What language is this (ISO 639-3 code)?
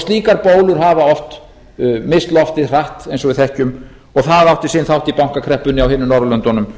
isl